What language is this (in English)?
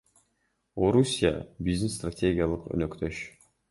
Kyrgyz